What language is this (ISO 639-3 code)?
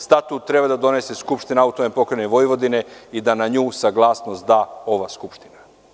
srp